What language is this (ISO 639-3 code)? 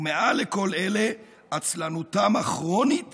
heb